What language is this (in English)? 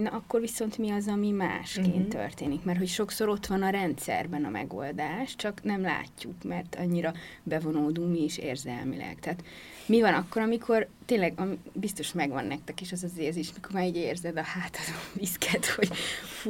Hungarian